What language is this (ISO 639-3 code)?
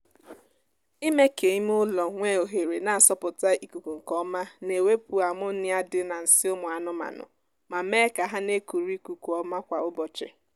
ibo